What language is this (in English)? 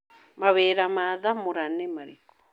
Kikuyu